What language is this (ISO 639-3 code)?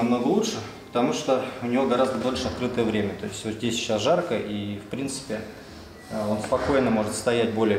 rus